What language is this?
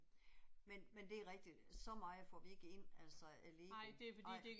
Danish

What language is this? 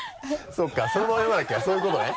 Japanese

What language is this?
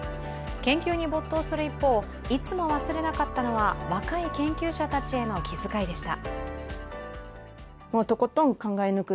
Japanese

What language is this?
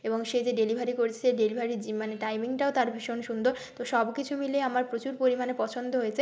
Bangla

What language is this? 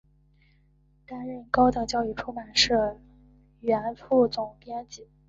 Chinese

